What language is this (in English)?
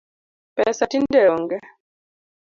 Luo (Kenya and Tanzania)